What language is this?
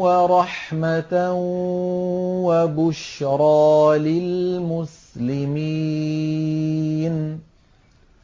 Arabic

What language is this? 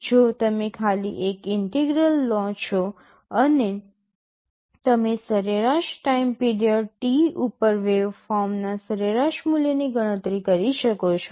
Gujarati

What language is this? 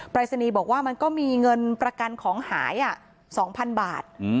Thai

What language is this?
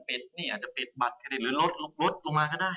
Thai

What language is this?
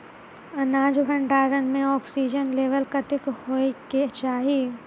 Maithili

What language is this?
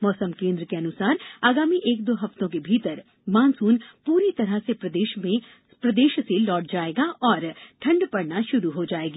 Hindi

